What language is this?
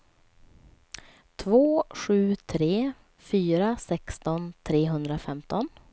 Swedish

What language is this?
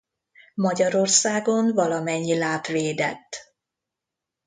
Hungarian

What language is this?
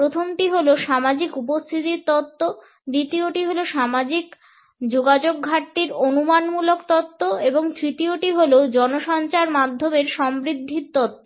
Bangla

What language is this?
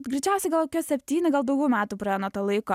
Lithuanian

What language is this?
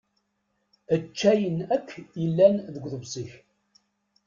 Kabyle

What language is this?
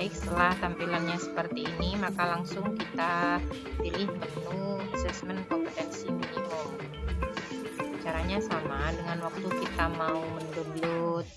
Indonesian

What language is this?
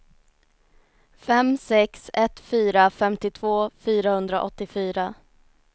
Swedish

